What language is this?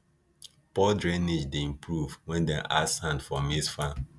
Nigerian Pidgin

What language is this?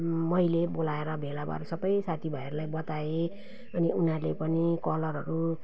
Nepali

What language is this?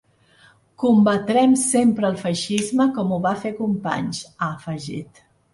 Catalan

